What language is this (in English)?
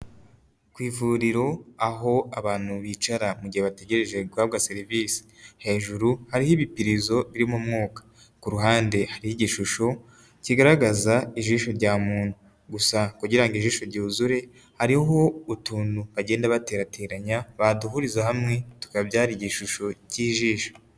Kinyarwanda